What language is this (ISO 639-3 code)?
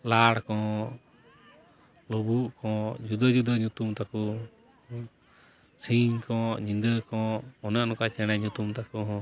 sat